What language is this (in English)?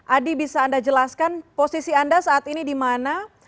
Indonesian